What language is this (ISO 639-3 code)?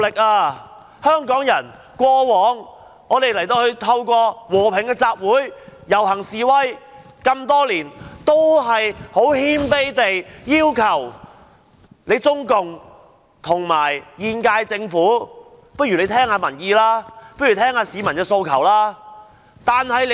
yue